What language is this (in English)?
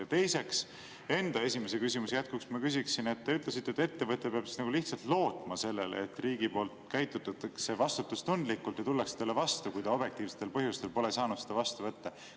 Estonian